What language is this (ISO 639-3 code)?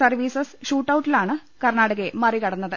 mal